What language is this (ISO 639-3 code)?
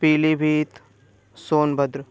hin